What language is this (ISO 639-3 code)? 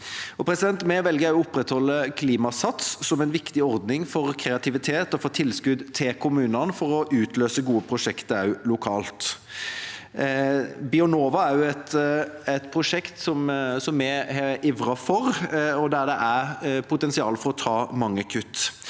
nor